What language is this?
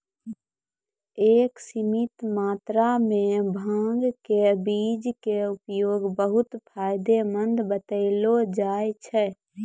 Maithili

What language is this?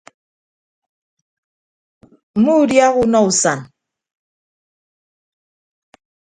Ibibio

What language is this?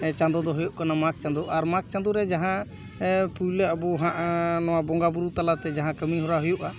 Santali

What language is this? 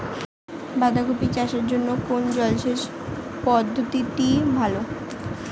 Bangla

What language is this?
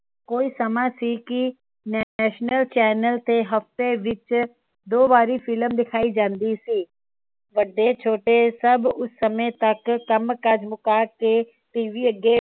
Punjabi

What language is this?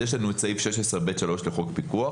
Hebrew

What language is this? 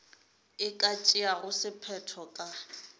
Northern Sotho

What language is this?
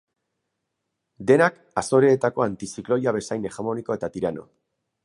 Basque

